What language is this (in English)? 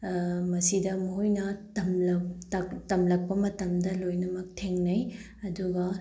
Manipuri